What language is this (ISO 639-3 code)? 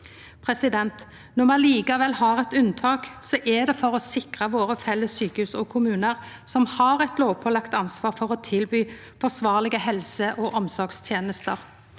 nor